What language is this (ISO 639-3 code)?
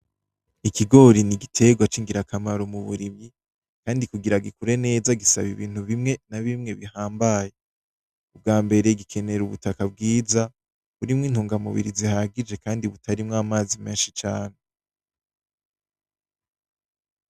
run